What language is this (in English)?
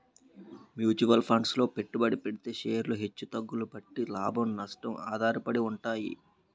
Telugu